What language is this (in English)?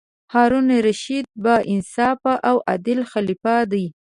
Pashto